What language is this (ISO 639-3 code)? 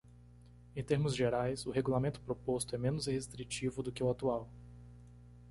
por